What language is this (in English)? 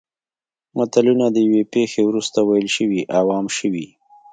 Pashto